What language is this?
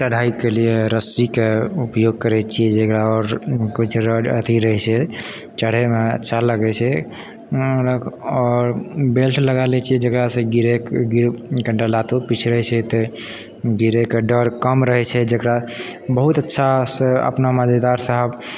Maithili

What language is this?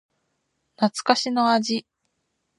Japanese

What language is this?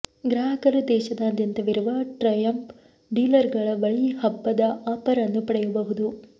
Kannada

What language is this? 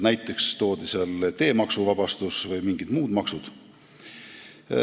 Estonian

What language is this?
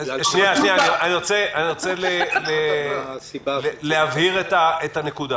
Hebrew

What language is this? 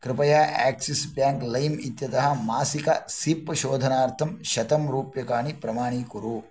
Sanskrit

